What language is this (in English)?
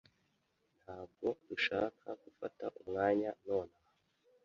Kinyarwanda